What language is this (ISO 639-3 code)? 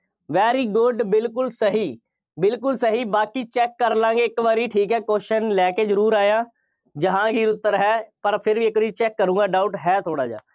pan